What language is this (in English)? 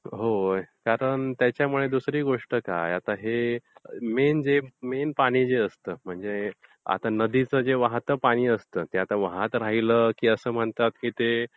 Marathi